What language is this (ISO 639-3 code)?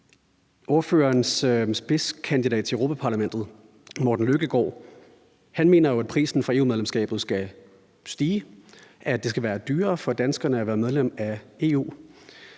dan